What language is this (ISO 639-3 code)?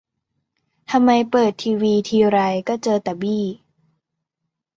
tha